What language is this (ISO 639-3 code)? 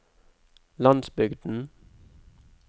nor